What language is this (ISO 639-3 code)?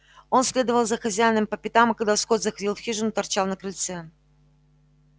rus